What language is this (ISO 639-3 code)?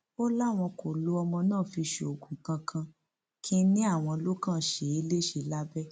yor